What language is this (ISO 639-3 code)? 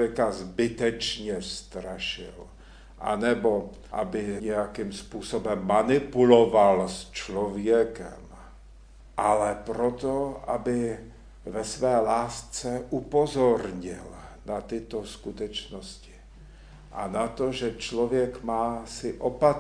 ces